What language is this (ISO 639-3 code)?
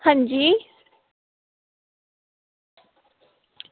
doi